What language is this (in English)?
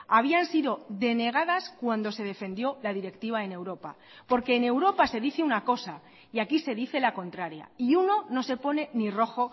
Spanish